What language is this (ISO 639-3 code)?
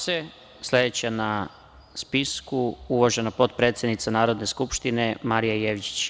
srp